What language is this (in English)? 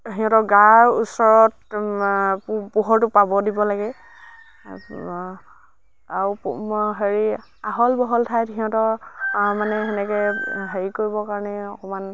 Assamese